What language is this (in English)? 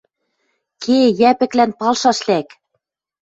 Western Mari